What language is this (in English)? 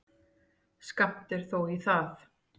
Icelandic